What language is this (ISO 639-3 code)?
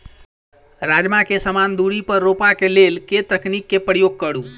mai